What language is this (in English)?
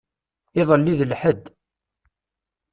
Kabyle